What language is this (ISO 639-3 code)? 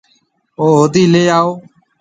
mve